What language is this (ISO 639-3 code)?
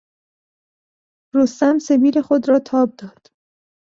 fas